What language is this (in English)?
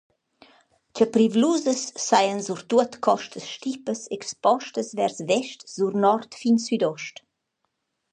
Romansh